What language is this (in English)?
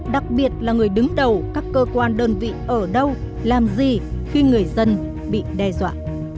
Vietnamese